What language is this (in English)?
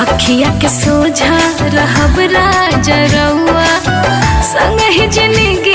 Hindi